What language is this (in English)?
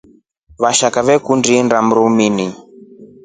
Rombo